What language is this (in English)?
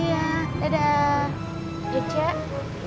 Indonesian